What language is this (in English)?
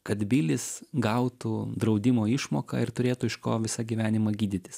Lithuanian